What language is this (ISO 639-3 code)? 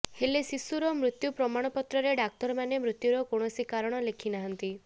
ori